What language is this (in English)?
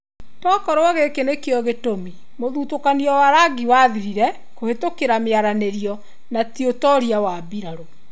Kikuyu